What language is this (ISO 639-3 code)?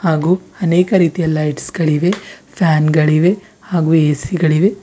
kan